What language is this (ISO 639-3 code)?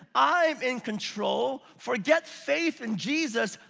eng